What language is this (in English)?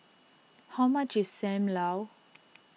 English